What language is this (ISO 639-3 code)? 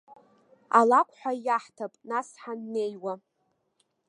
abk